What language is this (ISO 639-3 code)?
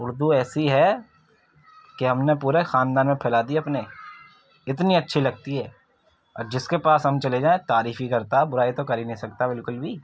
urd